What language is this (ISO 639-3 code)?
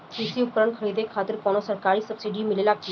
bho